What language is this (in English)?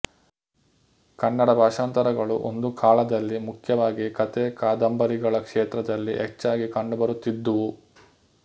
Kannada